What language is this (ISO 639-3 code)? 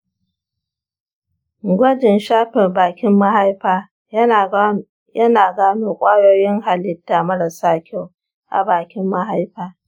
hau